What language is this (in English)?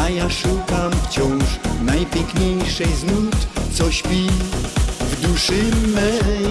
Polish